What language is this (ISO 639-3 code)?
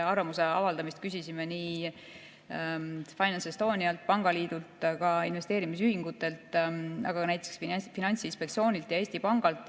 est